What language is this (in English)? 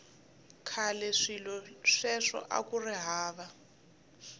Tsonga